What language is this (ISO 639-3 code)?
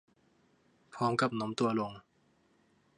tha